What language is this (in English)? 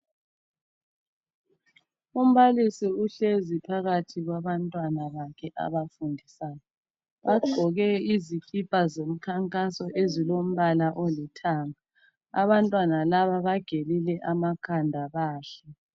North Ndebele